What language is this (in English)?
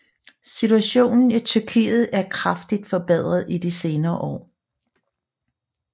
Danish